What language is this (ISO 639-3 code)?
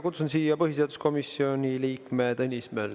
est